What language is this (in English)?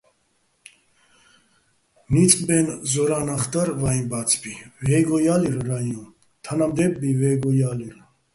Bats